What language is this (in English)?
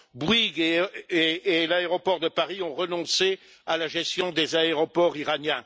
French